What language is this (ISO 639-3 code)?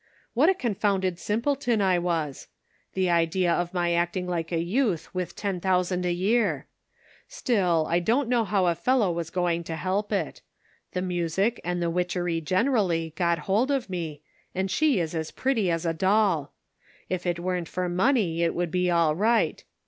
eng